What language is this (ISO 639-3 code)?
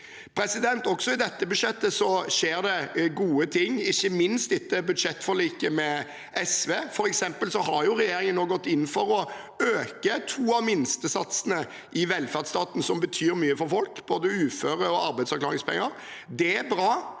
nor